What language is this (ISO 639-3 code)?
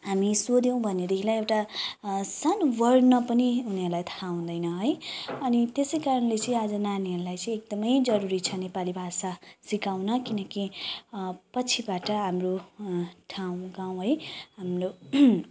nep